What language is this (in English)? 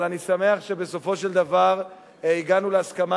Hebrew